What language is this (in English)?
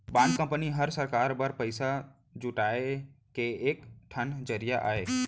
Chhattisgarhi